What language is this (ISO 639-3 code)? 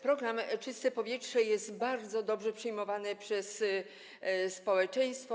pol